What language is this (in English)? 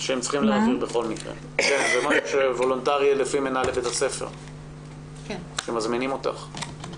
Hebrew